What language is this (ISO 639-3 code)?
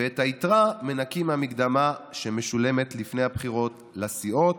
heb